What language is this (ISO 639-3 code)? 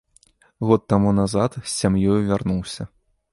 bel